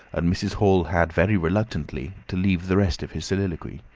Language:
English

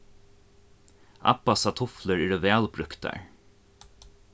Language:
Faroese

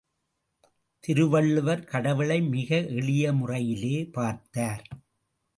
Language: Tamil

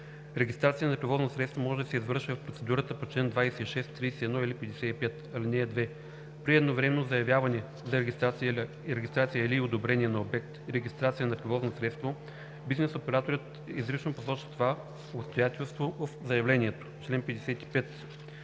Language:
Bulgarian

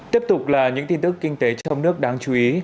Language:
Vietnamese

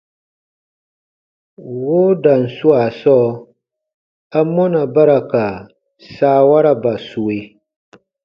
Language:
Baatonum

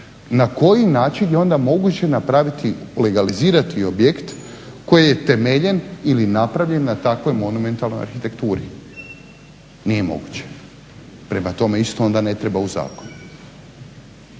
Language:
Croatian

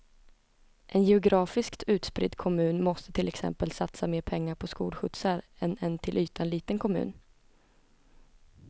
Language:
Swedish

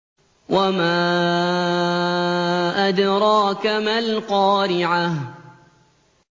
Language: Arabic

